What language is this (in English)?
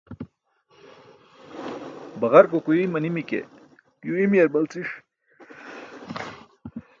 Burushaski